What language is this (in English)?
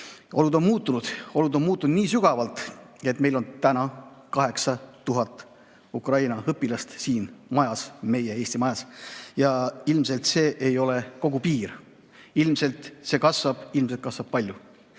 Estonian